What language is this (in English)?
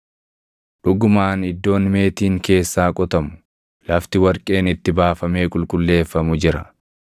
Oromo